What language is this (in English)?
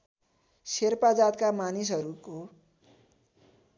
Nepali